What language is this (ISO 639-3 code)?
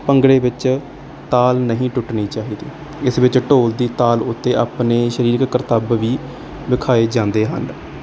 pan